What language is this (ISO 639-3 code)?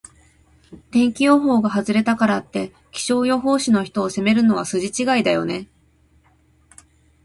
jpn